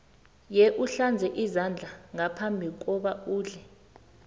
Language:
South Ndebele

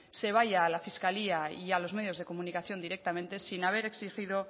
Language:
Spanish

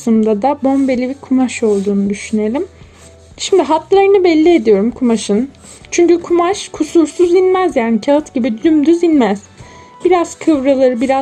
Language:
Turkish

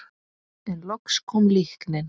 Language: Icelandic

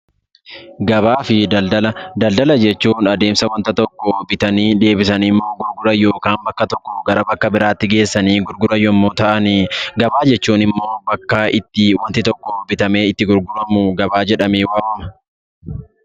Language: Oromo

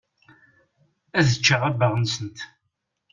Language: Kabyle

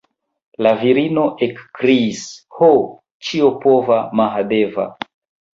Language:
Esperanto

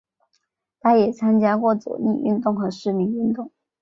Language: Chinese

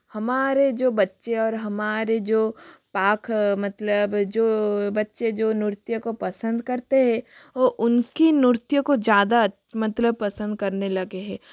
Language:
Hindi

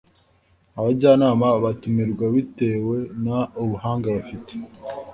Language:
Kinyarwanda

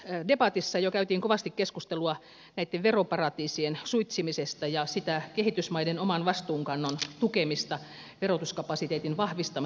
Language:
Finnish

